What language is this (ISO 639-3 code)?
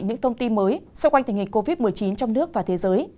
vie